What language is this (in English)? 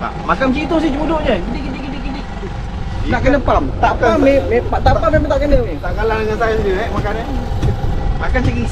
Malay